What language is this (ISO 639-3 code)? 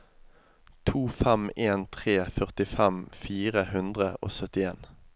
nor